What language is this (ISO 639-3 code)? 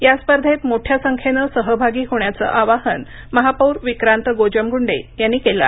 mar